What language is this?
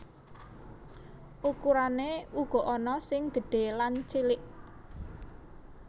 Javanese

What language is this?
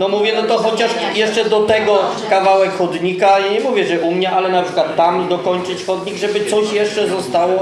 Polish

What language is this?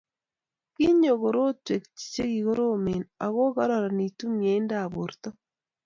Kalenjin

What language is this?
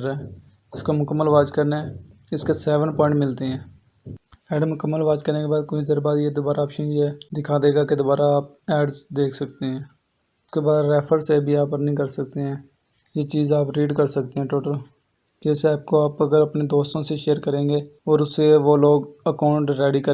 Hindi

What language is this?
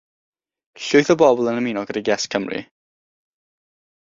Welsh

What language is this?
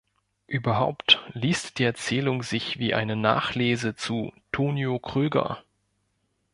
German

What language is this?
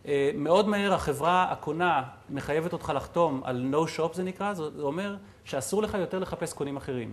Hebrew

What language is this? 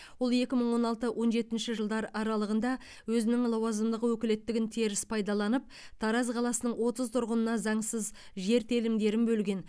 Kazakh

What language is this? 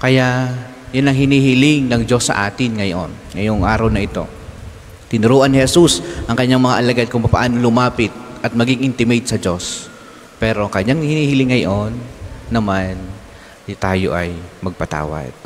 Filipino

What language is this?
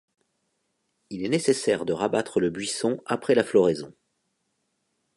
French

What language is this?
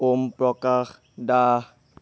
Assamese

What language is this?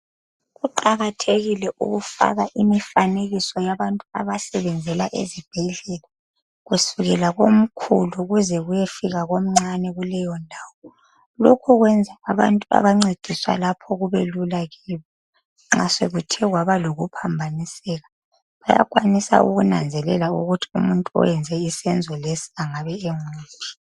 North Ndebele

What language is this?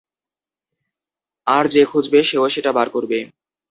Bangla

